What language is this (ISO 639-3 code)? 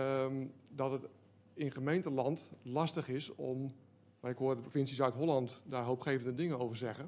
nld